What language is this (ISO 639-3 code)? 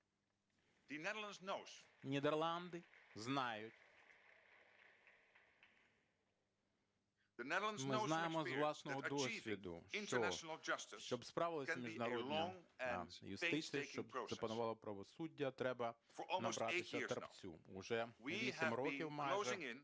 ukr